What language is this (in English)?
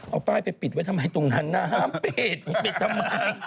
Thai